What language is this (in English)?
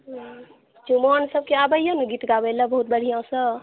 Maithili